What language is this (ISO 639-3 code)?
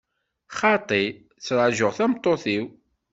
kab